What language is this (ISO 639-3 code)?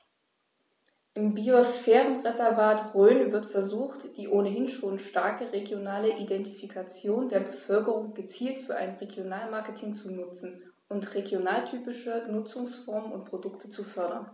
deu